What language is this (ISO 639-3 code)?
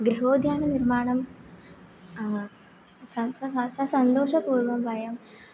san